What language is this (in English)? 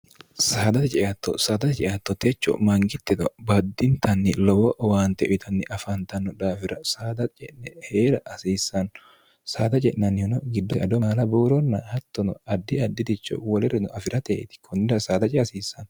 Sidamo